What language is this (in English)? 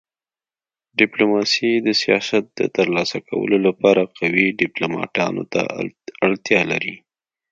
Pashto